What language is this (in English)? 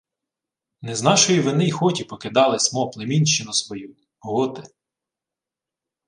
Ukrainian